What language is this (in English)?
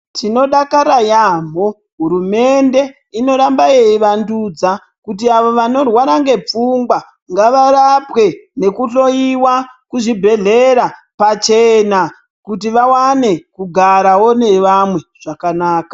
Ndau